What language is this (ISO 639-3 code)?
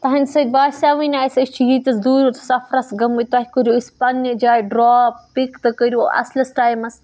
kas